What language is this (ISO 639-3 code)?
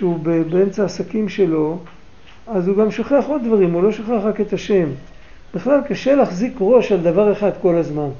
heb